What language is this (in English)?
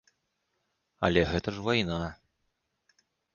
Belarusian